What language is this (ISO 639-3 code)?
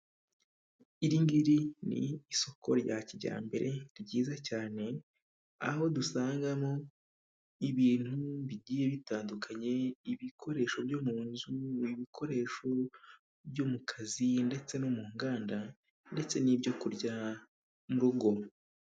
kin